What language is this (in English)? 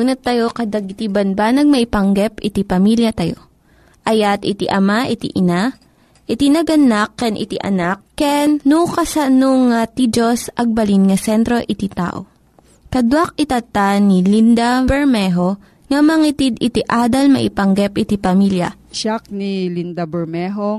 Filipino